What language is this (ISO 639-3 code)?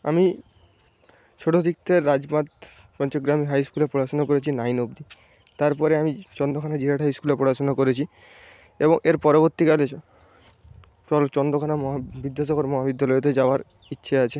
ben